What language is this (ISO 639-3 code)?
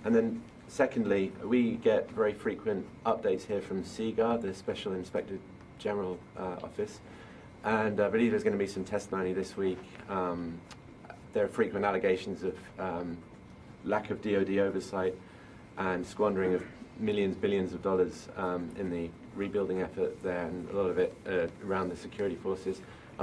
eng